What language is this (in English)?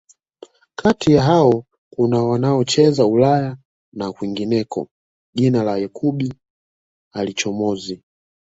Swahili